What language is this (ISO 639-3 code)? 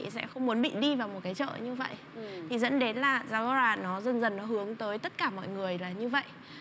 vie